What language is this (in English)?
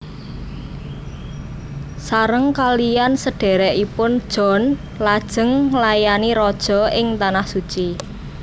Javanese